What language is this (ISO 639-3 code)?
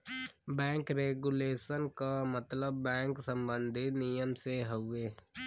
bho